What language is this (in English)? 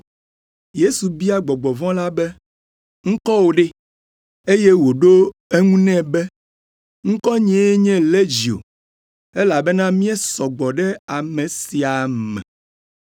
Ewe